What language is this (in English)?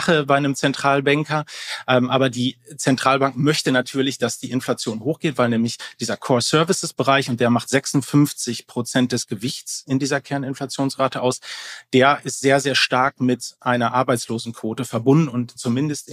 German